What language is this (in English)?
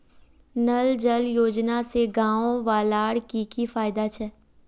Magahi